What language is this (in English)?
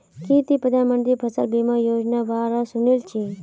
Magahi